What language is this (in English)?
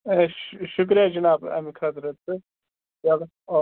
Kashmiri